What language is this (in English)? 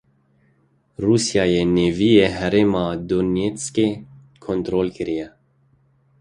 Kurdish